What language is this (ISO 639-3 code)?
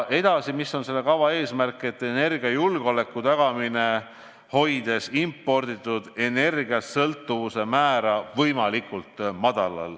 est